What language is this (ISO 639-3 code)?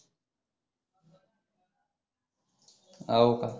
mar